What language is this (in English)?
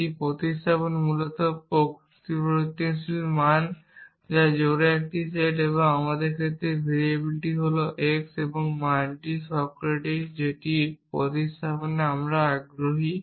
Bangla